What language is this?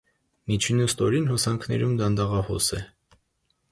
Armenian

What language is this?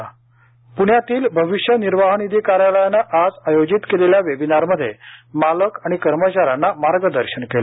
Marathi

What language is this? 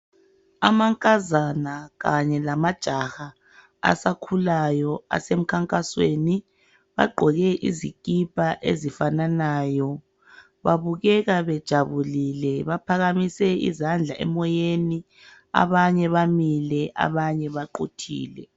North Ndebele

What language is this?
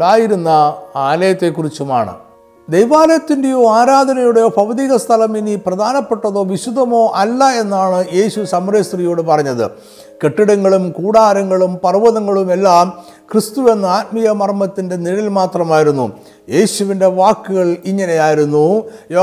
Malayalam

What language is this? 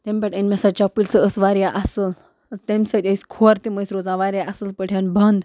Kashmiri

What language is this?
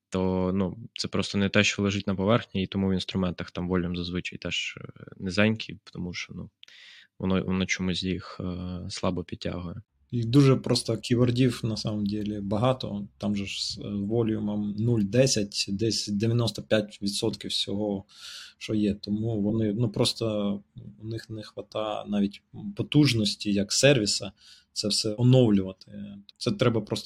Ukrainian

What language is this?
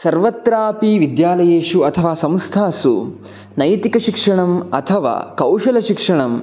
Sanskrit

